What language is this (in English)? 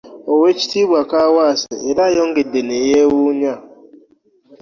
Ganda